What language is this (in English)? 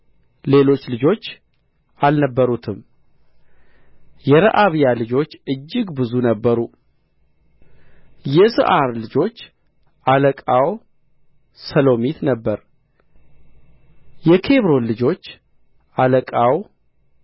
Amharic